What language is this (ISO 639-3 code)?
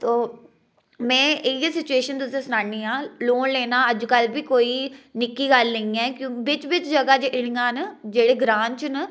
doi